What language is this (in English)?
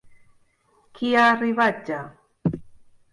Catalan